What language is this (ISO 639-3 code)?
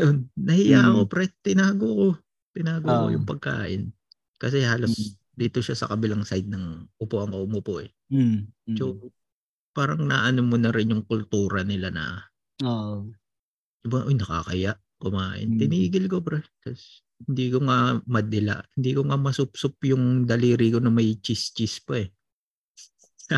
fil